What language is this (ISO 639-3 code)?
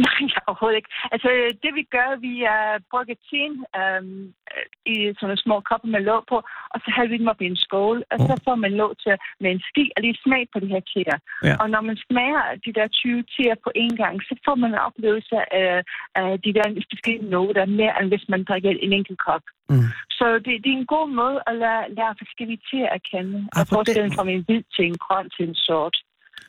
dan